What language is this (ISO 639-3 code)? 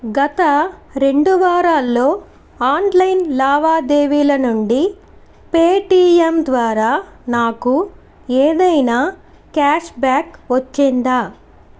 tel